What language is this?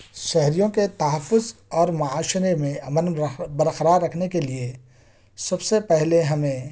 Urdu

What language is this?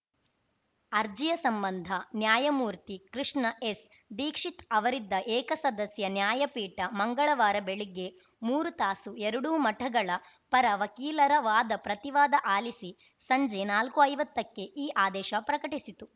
Kannada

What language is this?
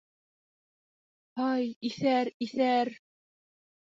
Bashkir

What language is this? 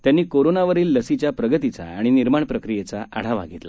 Marathi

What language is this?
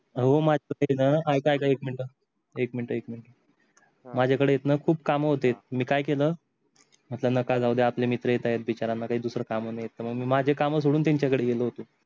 Marathi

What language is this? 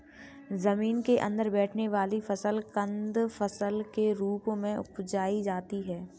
Hindi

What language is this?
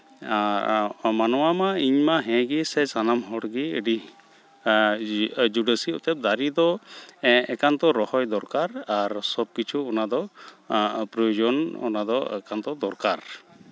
Santali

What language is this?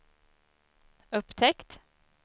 Swedish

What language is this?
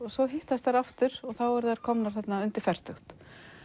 Icelandic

